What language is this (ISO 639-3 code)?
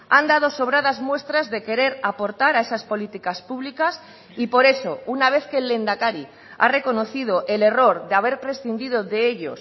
spa